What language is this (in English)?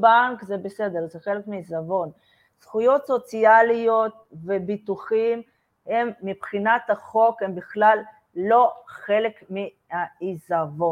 Hebrew